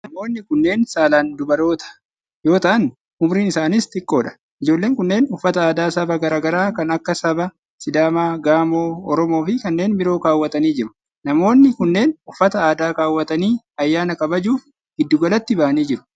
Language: Oromo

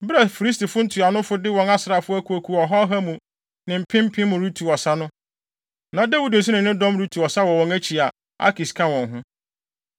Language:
Akan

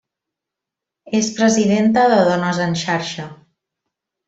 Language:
Catalan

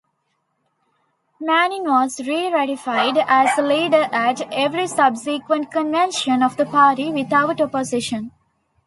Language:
English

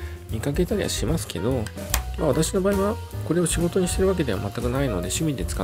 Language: Japanese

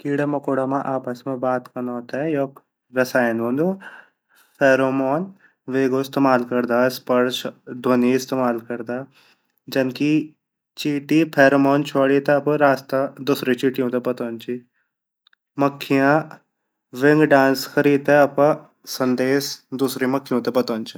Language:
Garhwali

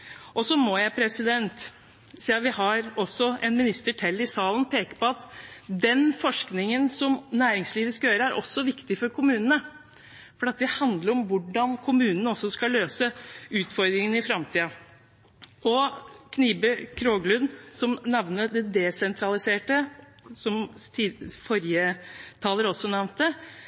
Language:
Norwegian Bokmål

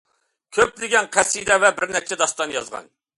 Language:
Uyghur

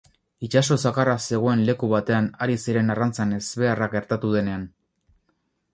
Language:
Basque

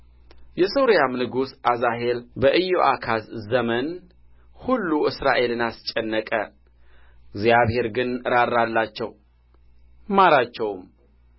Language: Amharic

